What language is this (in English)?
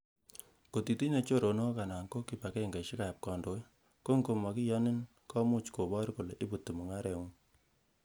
Kalenjin